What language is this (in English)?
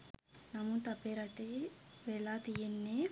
Sinhala